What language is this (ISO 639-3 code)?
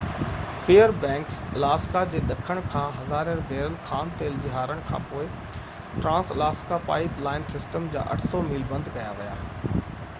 snd